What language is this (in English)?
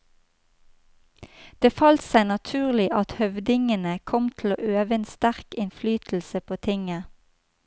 Norwegian